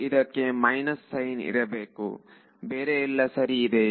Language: Kannada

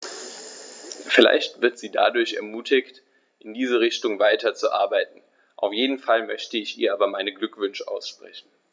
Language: German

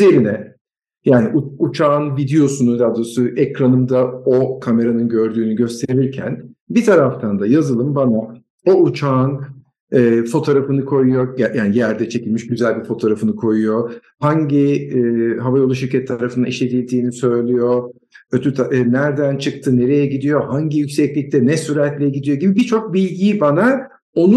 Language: Turkish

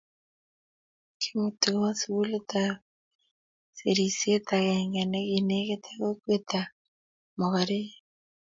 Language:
Kalenjin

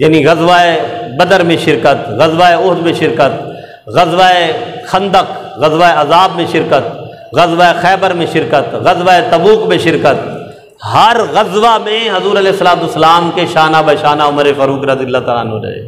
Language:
Hindi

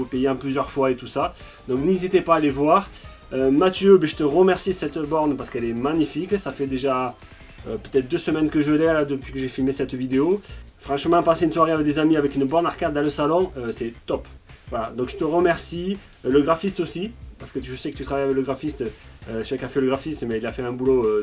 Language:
French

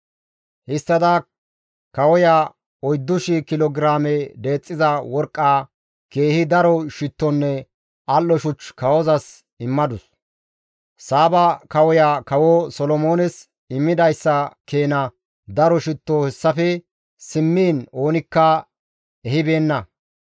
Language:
Gamo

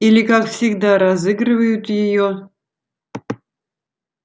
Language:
Russian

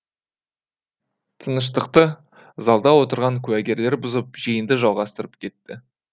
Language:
Kazakh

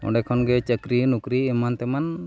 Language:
Santali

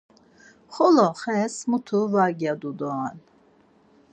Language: Laz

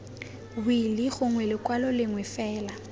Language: Tswana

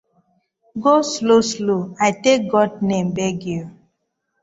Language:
Nigerian Pidgin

